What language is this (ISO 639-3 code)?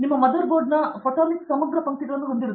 kan